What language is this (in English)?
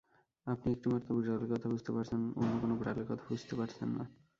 Bangla